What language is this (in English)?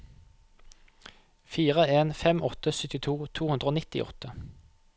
Norwegian